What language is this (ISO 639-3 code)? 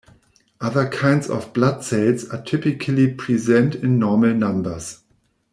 eng